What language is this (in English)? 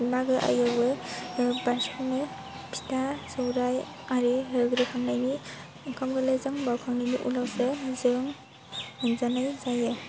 Bodo